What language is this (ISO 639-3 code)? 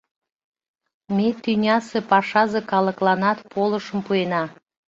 chm